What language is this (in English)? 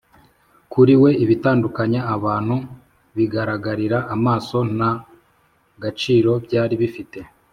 Kinyarwanda